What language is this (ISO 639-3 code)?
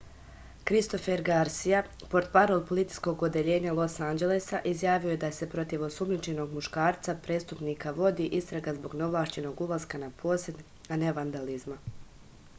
srp